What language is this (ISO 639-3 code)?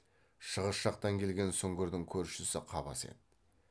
kaz